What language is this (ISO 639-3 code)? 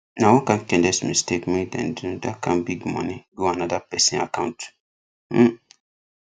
pcm